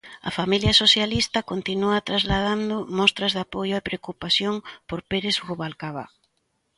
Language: Galician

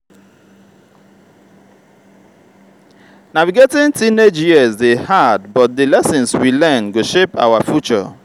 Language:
Nigerian Pidgin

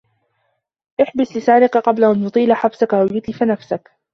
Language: Arabic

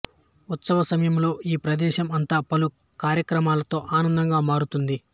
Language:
Telugu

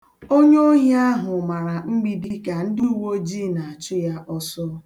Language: Igbo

